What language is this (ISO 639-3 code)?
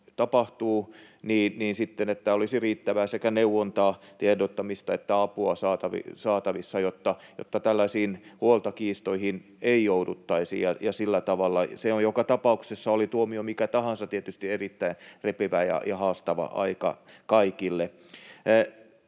fin